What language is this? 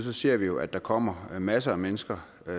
Danish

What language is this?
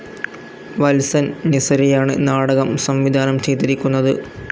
Malayalam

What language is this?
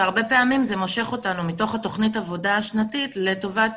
Hebrew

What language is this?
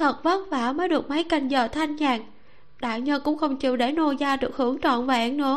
Vietnamese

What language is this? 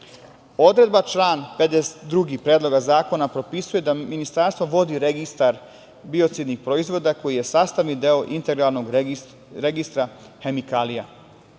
Serbian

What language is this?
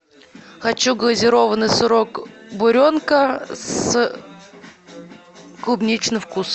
Russian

